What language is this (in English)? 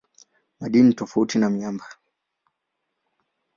Swahili